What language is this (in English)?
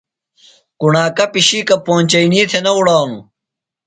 Phalura